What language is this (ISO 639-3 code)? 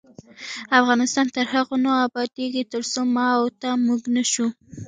pus